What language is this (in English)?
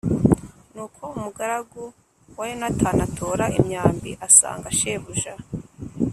Kinyarwanda